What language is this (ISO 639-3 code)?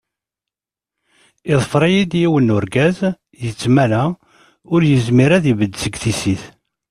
kab